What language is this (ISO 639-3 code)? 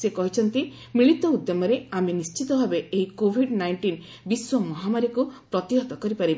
ori